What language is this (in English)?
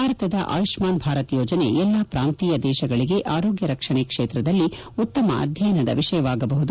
Kannada